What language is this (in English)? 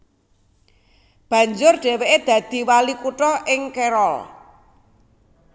Javanese